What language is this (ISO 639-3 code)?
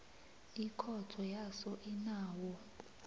nbl